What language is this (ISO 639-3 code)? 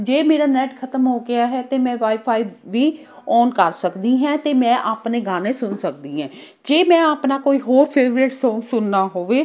pan